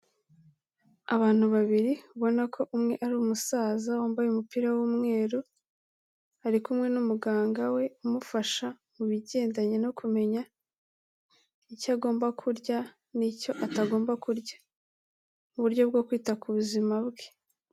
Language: Kinyarwanda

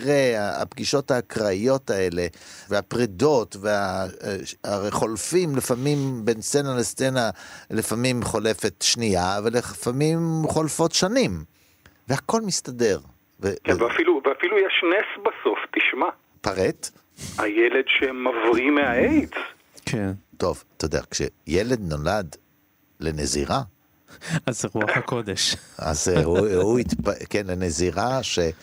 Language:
Hebrew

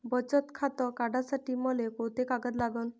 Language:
Marathi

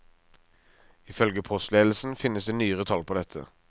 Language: Norwegian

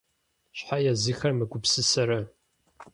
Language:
Kabardian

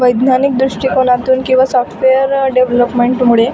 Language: Marathi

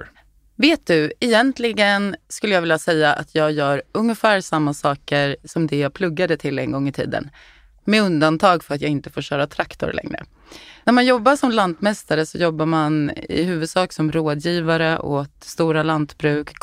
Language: Swedish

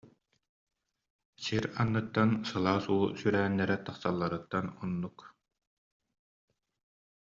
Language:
Yakut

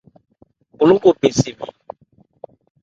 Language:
Ebrié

